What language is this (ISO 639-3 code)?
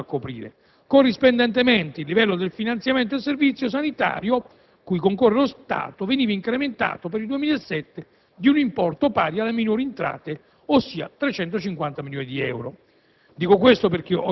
ita